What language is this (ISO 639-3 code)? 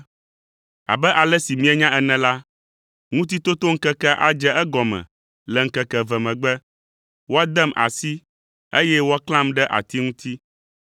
ewe